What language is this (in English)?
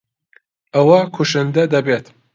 Central Kurdish